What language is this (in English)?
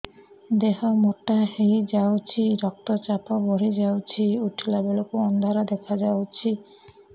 Odia